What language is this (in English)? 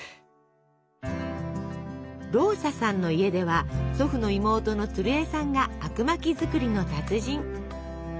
Japanese